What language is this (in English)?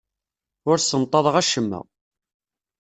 Kabyle